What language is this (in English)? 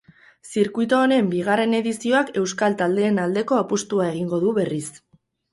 Basque